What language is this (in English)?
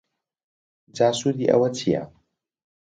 Central Kurdish